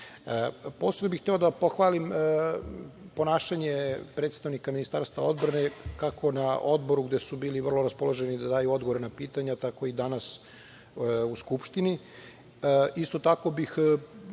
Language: Serbian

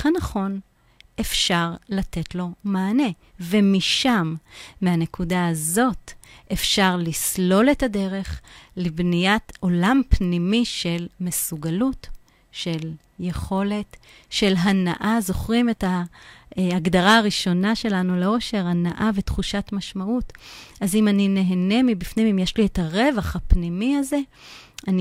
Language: Hebrew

